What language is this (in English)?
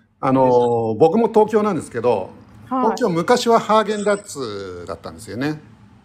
Japanese